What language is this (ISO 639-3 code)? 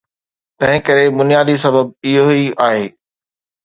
snd